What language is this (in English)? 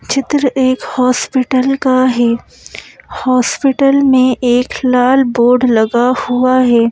Hindi